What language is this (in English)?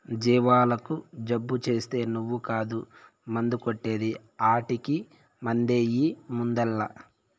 Telugu